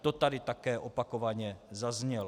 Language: Czech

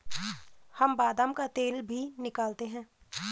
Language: Hindi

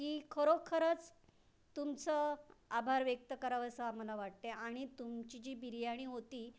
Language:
Marathi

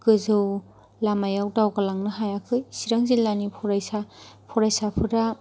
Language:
Bodo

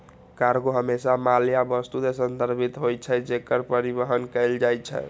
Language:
Maithili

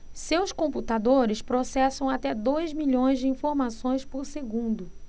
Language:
Portuguese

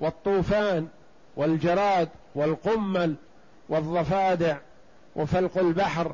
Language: Arabic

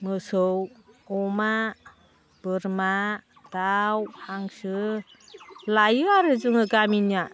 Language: Bodo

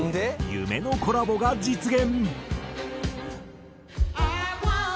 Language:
Japanese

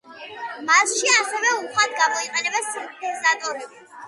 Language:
Georgian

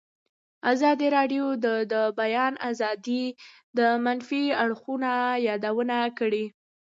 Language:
Pashto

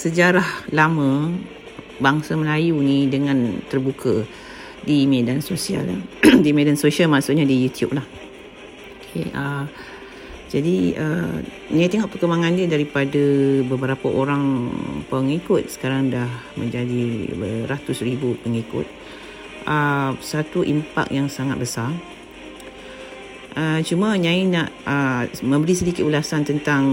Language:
Malay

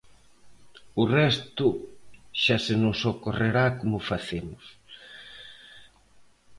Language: Galician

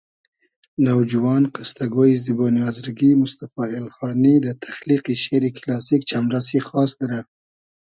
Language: Hazaragi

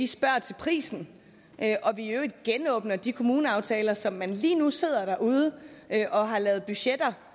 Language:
Danish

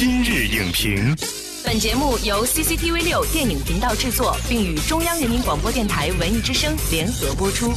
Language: Chinese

